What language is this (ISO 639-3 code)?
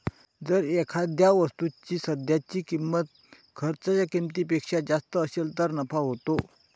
mar